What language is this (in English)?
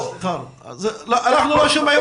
Hebrew